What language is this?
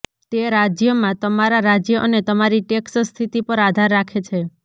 Gujarati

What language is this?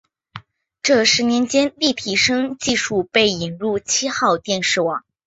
Chinese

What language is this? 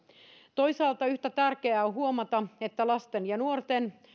Finnish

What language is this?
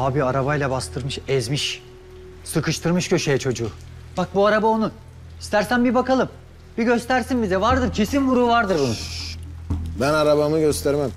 Turkish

